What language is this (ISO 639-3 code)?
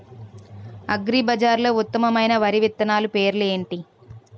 tel